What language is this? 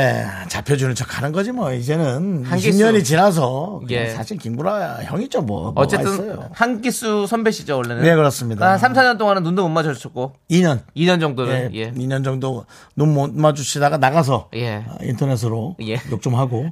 Korean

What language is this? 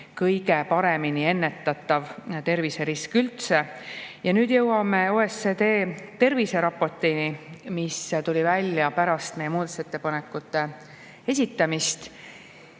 Estonian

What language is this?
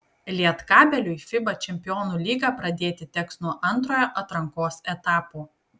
Lithuanian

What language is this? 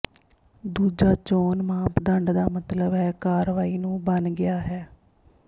Punjabi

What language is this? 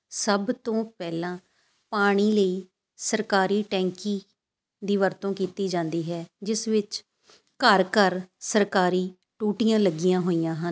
Punjabi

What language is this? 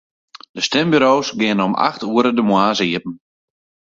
Western Frisian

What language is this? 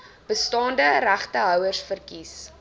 Afrikaans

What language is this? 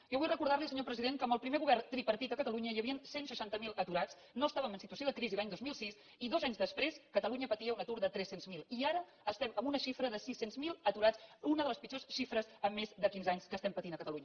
Catalan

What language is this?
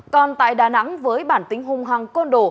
Vietnamese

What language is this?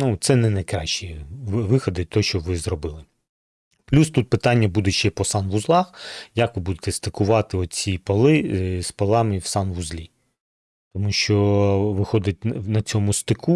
Ukrainian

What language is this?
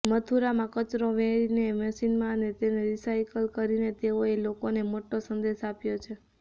Gujarati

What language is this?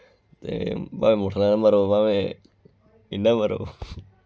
Dogri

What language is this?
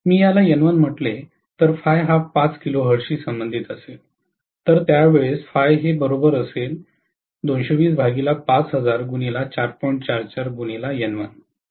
Marathi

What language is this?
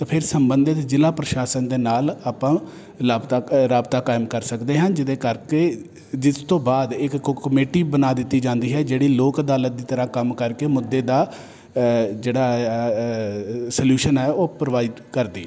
Punjabi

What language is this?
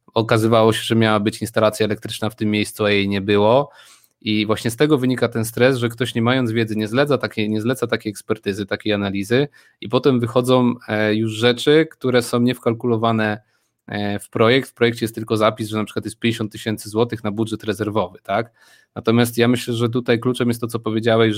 Polish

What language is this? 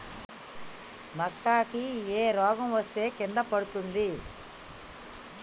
Telugu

